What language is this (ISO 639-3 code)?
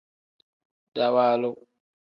kdh